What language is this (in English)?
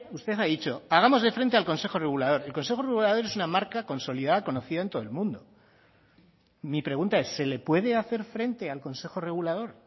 Spanish